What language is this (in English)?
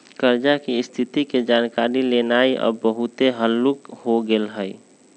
Magahi